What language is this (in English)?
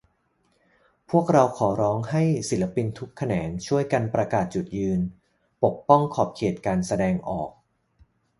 Thai